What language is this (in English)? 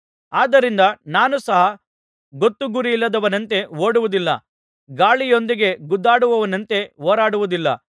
Kannada